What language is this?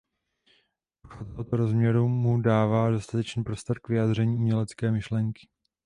Czech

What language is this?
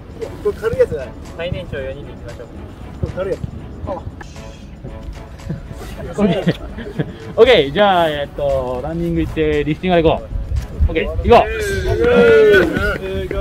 Japanese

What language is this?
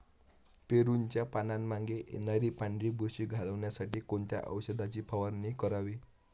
Marathi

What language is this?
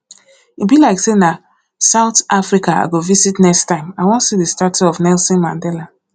Nigerian Pidgin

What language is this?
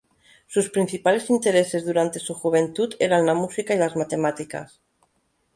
Spanish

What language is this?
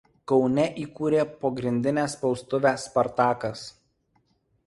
Lithuanian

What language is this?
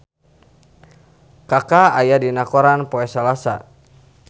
Sundanese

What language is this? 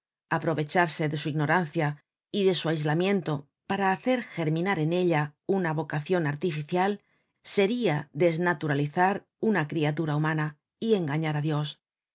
Spanish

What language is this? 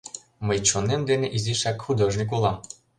Mari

